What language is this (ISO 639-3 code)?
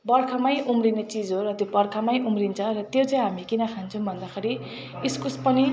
nep